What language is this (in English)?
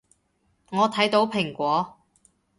Cantonese